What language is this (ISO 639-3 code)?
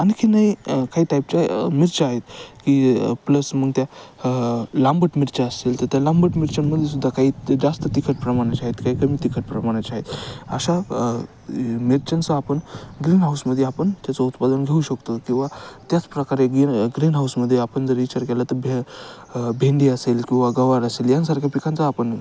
mar